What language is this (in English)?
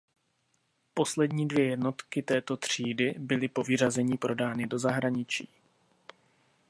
Czech